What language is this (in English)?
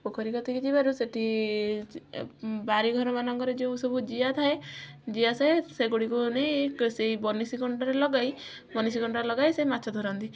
Odia